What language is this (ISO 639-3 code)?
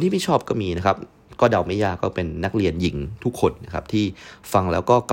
tha